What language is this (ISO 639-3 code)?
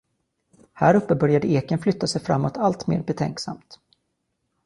swe